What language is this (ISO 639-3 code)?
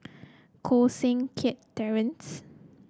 eng